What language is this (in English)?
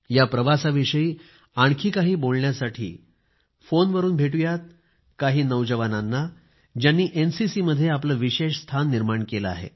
Marathi